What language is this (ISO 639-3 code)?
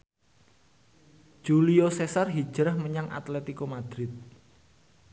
jav